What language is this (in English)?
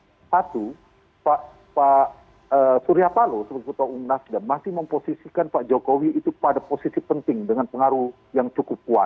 Indonesian